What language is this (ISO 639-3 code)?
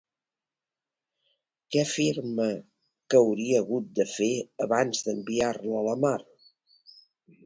cat